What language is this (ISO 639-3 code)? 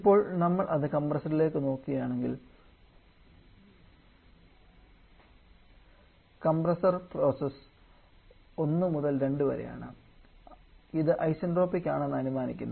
mal